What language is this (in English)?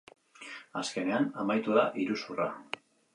Basque